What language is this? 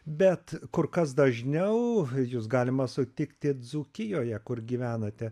Lithuanian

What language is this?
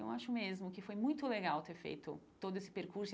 Portuguese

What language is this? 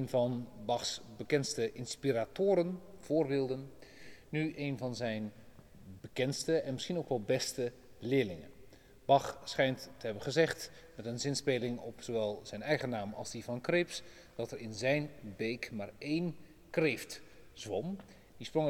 Dutch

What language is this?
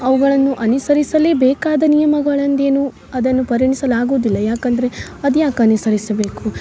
Kannada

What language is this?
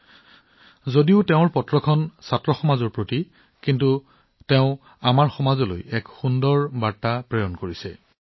Assamese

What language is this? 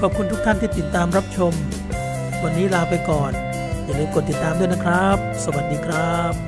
Thai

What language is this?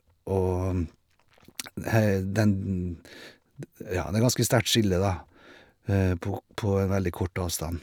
Norwegian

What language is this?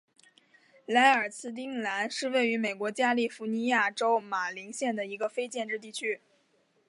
Chinese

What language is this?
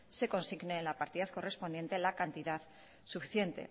Spanish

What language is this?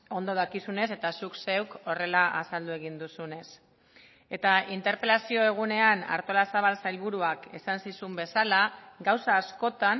Basque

